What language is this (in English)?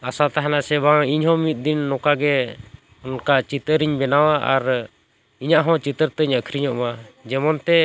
Santali